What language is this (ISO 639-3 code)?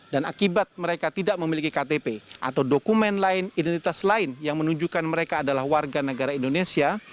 ind